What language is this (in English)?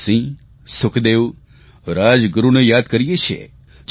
Gujarati